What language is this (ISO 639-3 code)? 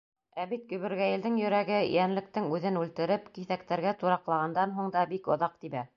bak